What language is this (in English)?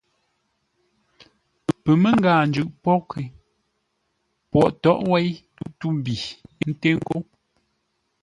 Ngombale